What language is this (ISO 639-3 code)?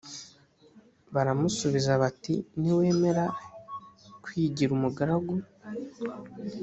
kin